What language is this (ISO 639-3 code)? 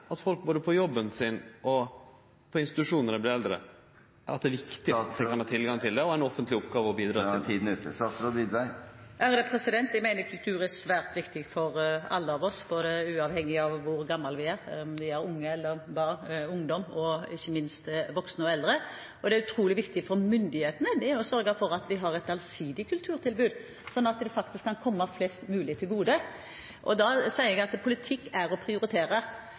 nor